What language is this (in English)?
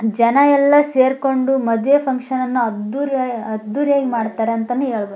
Kannada